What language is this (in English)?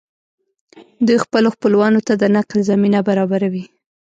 Pashto